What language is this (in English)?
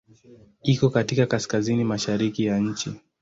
Swahili